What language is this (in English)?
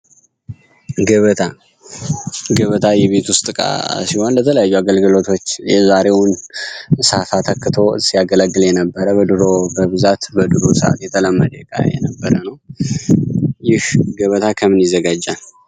Amharic